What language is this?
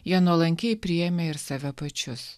Lithuanian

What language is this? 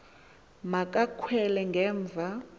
Xhosa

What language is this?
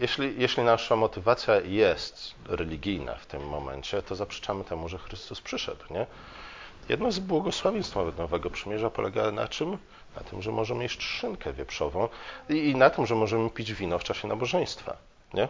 Polish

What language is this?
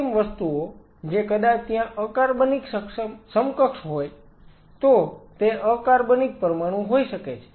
Gujarati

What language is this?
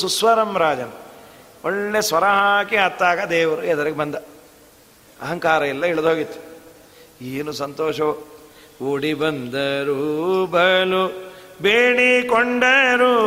Kannada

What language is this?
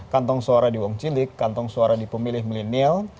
Indonesian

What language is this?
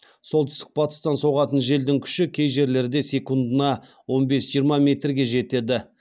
Kazakh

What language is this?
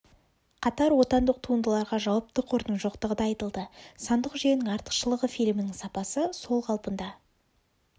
Kazakh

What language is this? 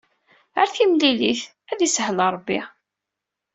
Kabyle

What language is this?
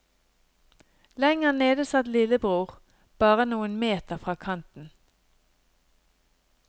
Norwegian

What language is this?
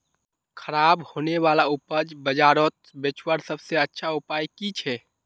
Magahi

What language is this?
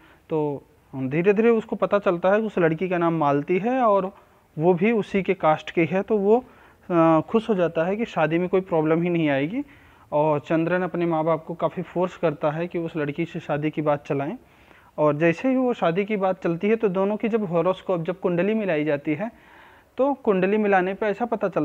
Hindi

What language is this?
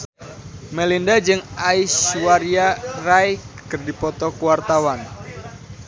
Sundanese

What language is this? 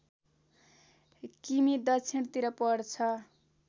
Nepali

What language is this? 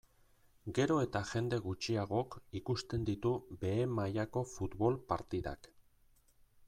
Basque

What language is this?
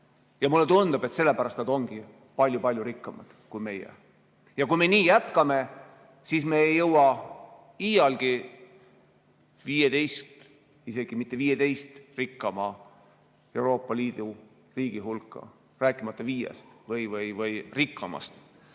Estonian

